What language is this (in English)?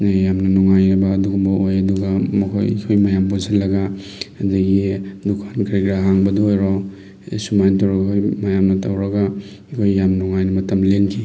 Manipuri